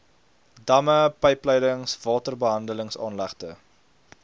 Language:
Afrikaans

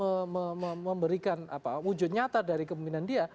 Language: Indonesian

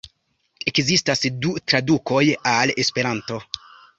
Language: Esperanto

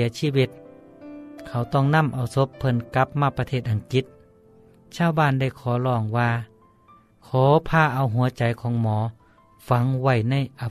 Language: Thai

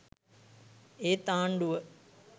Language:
Sinhala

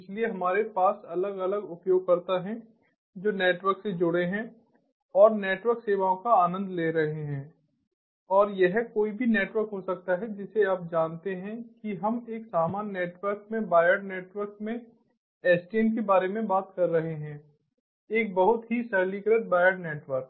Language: Hindi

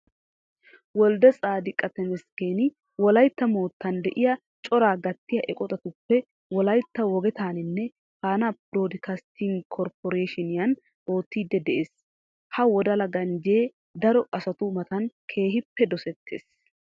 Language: Wolaytta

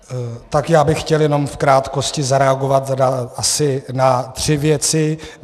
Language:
Czech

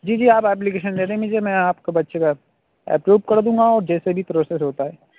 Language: Urdu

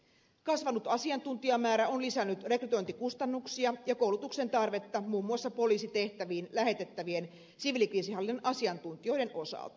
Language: Finnish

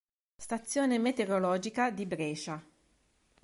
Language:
Italian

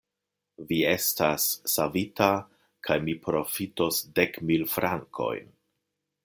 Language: Esperanto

